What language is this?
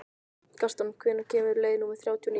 Icelandic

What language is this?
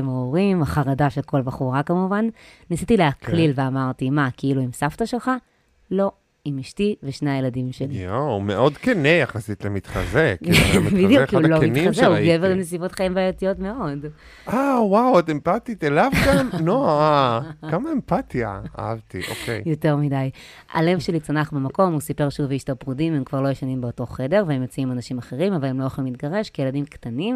Hebrew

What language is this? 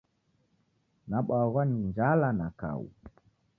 Taita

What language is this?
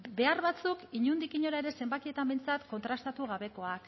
Basque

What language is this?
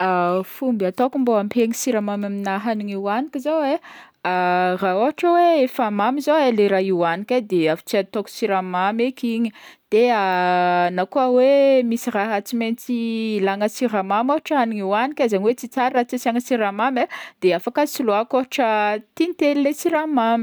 Northern Betsimisaraka Malagasy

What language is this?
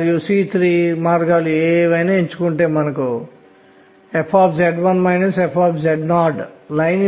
Telugu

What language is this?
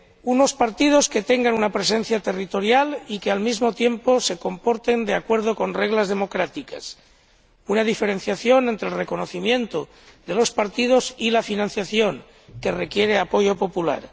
Spanish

